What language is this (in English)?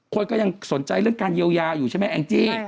Thai